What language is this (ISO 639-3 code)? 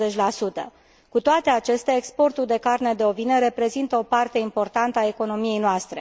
ron